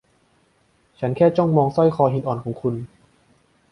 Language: Thai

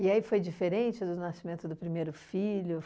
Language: Portuguese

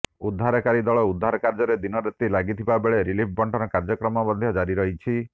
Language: Odia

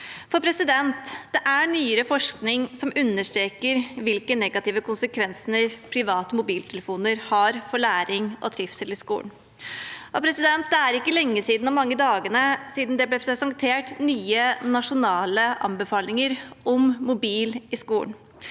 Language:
Norwegian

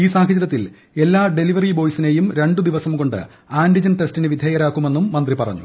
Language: Malayalam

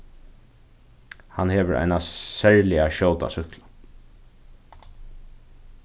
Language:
Faroese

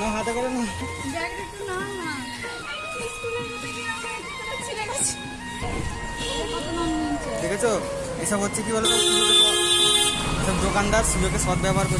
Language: Indonesian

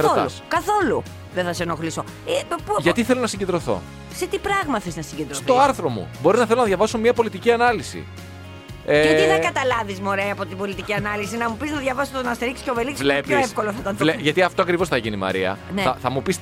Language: Greek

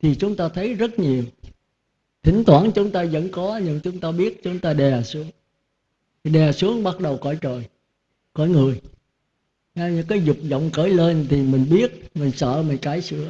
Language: Vietnamese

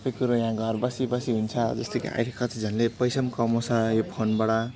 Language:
Nepali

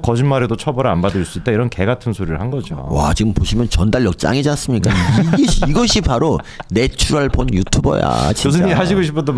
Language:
Korean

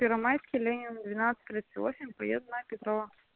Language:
Russian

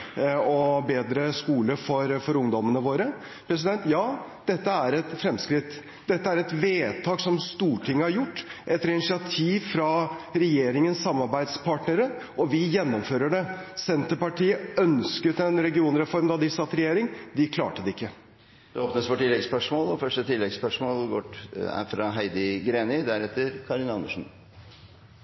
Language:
Norwegian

